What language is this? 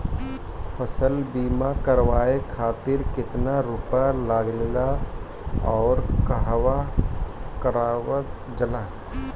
Bhojpuri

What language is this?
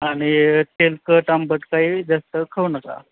Marathi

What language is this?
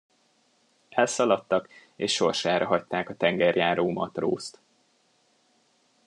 Hungarian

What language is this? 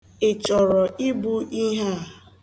Igbo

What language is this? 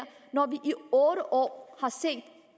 Danish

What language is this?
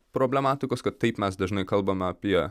Lithuanian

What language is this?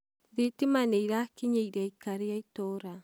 Kikuyu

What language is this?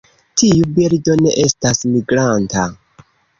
Esperanto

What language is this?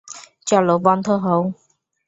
Bangla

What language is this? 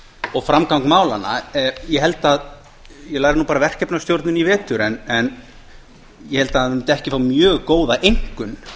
Icelandic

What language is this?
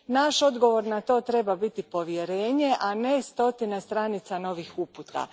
Croatian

